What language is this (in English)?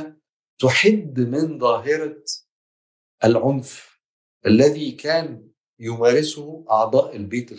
Arabic